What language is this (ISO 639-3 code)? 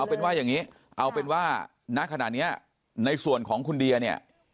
tha